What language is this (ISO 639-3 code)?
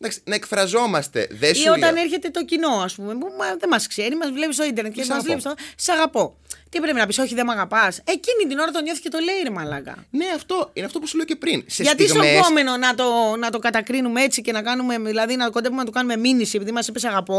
ell